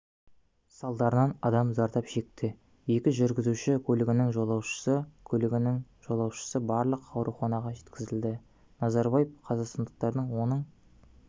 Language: Kazakh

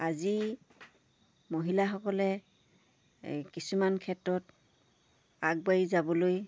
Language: Assamese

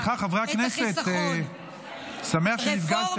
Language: Hebrew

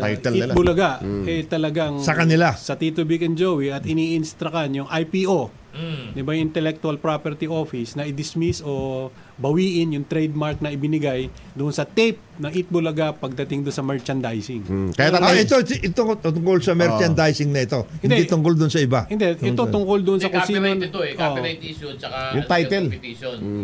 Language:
Filipino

